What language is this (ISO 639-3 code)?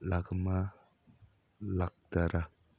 mni